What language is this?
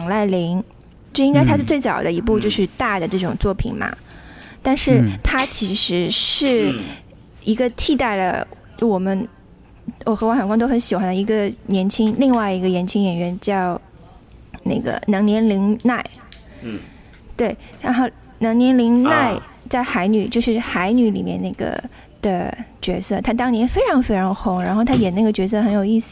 Chinese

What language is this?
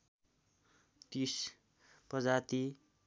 Nepali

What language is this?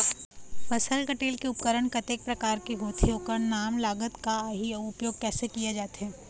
Chhattisgarhi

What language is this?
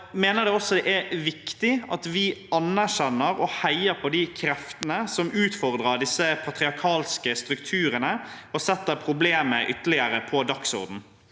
Norwegian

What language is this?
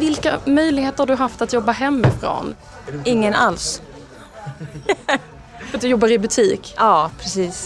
Swedish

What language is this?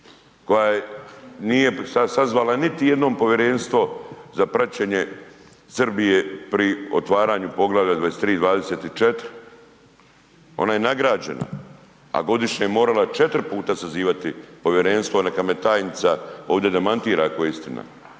Croatian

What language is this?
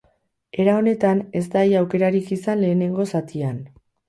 Basque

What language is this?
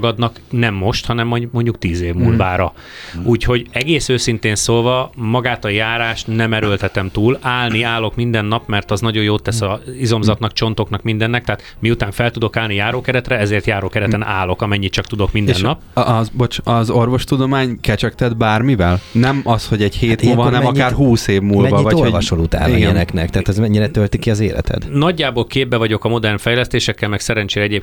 Hungarian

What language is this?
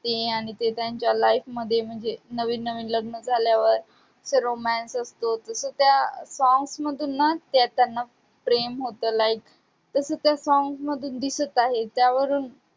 Marathi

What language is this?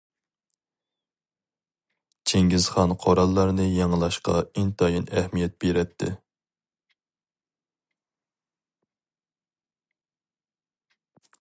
Uyghur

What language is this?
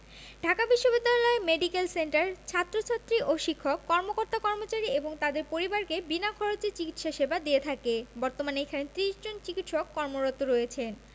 Bangla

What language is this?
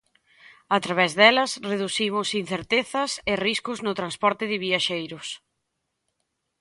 Galician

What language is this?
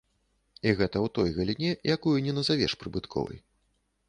Belarusian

